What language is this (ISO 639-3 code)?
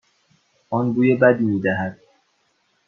fas